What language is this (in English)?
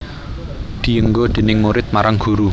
Javanese